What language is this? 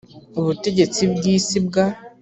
Kinyarwanda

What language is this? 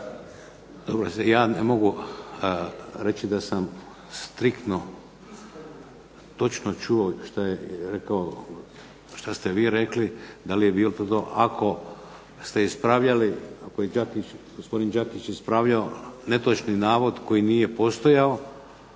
Croatian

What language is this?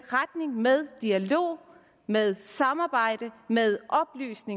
Danish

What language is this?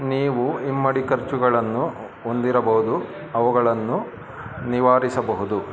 Kannada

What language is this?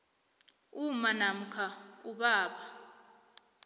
South Ndebele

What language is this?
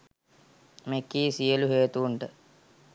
Sinhala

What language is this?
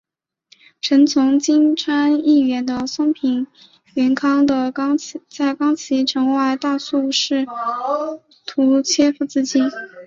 Chinese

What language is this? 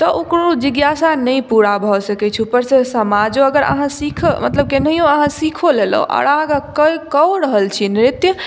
Maithili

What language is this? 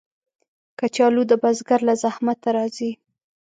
Pashto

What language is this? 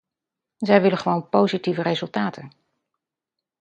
Dutch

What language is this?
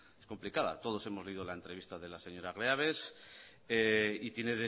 Spanish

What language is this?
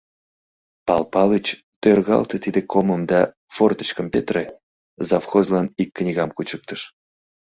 Mari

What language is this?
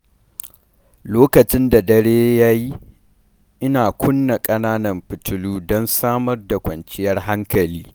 Hausa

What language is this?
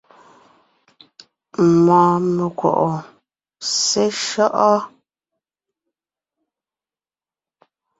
Ngiemboon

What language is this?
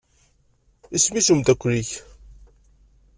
Kabyle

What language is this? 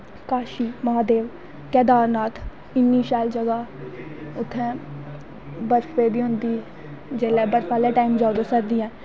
Dogri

